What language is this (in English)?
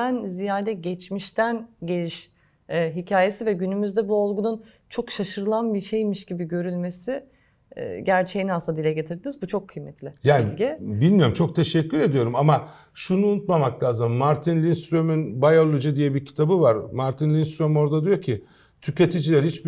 Turkish